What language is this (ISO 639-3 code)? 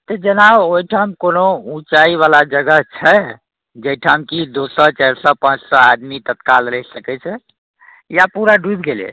mai